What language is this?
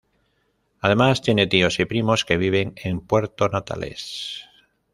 Spanish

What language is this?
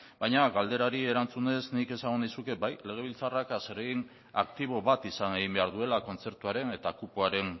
Basque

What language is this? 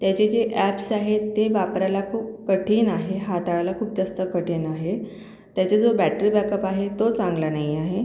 Marathi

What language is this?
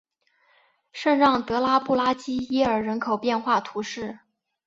Chinese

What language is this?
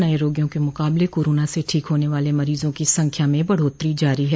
Hindi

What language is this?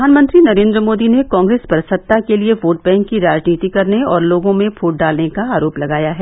Hindi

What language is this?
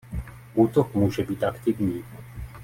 Czech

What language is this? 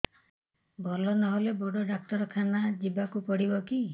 Odia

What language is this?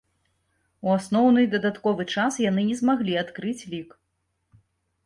Belarusian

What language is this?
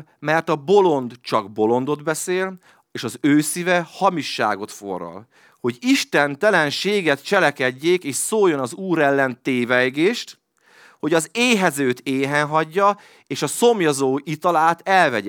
Hungarian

